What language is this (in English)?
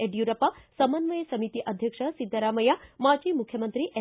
Kannada